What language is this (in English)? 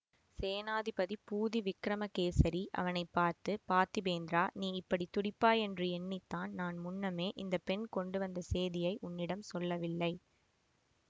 Tamil